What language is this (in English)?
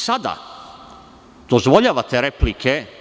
Serbian